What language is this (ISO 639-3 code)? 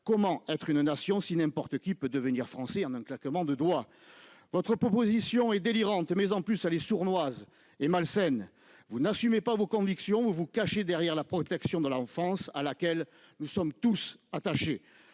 fra